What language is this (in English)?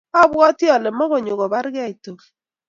Kalenjin